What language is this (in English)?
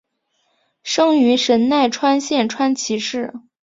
Chinese